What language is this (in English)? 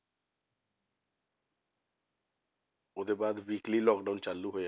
Punjabi